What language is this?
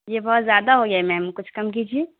Urdu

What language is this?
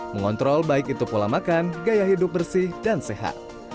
Indonesian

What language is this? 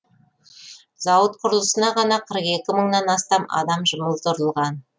Kazakh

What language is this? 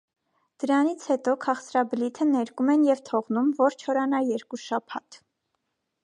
Armenian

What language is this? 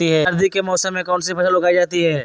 Magahi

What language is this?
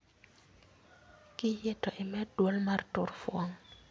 Luo (Kenya and Tanzania)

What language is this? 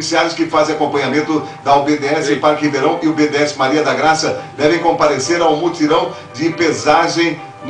Portuguese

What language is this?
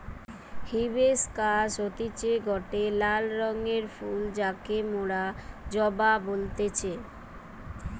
Bangla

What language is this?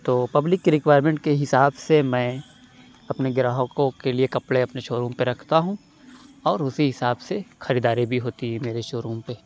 Urdu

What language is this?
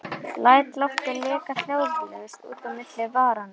Icelandic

